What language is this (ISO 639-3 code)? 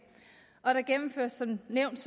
dan